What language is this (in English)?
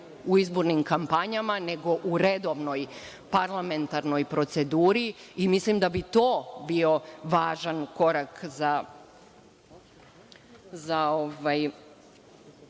Serbian